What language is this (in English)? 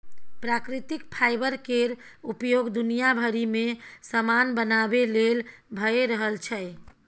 Maithili